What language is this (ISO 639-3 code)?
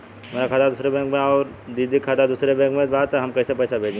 bho